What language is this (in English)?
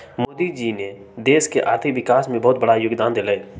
Magahi